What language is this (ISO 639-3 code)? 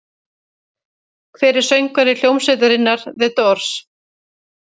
isl